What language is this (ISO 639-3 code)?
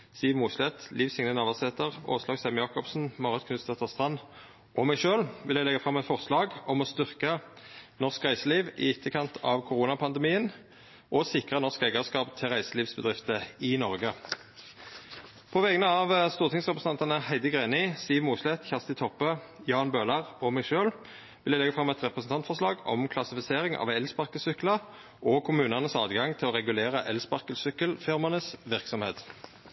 nno